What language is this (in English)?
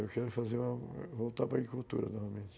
Portuguese